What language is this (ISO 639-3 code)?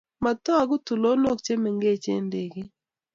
kln